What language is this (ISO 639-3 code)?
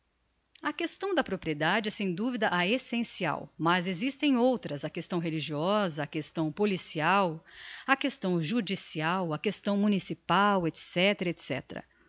por